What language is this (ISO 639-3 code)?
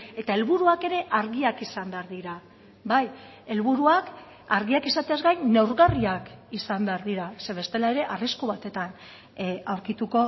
eus